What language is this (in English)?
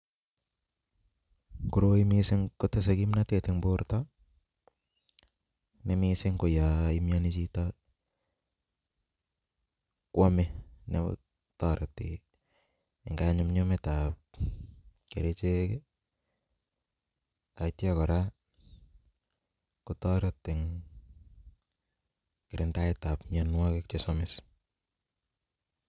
Kalenjin